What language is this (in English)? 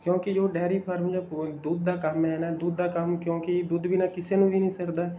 Punjabi